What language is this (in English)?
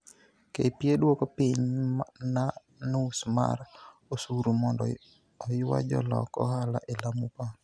Luo (Kenya and Tanzania)